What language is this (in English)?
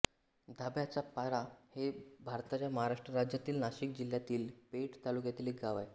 Marathi